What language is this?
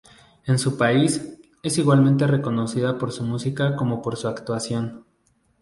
Spanish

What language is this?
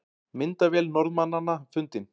Icelandic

